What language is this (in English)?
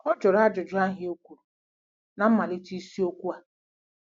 Igbo